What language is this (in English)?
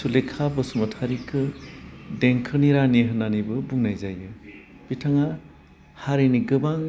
Bodo